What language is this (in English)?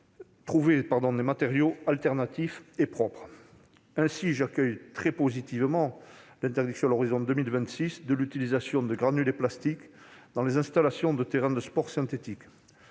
French